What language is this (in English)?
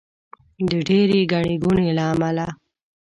Pashto